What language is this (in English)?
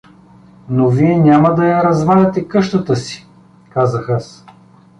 Bulgarian